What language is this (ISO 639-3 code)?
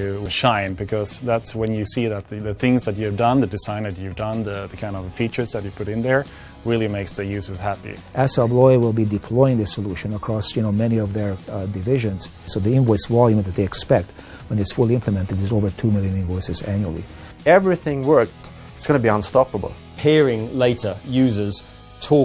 eng